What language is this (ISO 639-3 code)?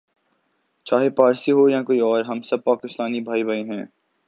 urd